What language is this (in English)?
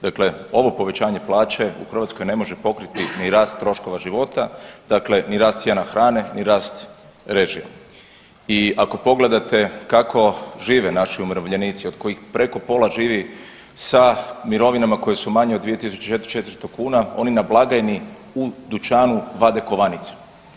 Croatian